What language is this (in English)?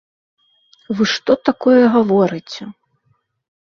Belarusian